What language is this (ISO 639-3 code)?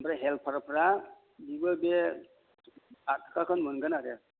brx